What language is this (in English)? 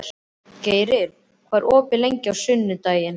Icelandic